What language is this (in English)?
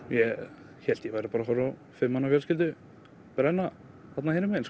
Icelandic